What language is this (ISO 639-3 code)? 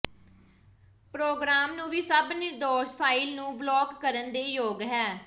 pan